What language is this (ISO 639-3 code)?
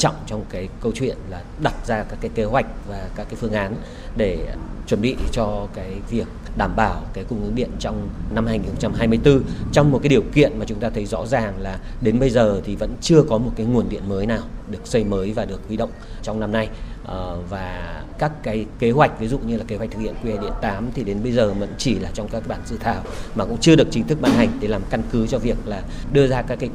vie